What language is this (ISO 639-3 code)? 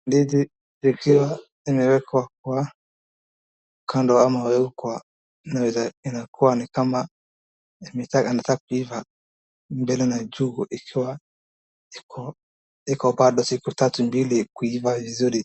swa